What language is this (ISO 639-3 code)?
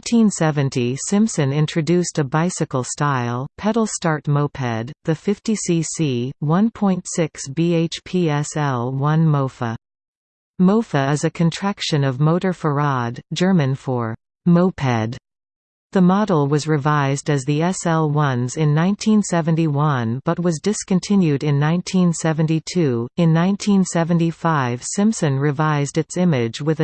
eng